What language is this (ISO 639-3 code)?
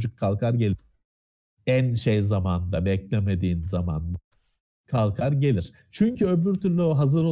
tur